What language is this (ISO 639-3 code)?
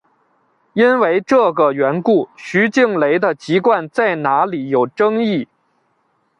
zho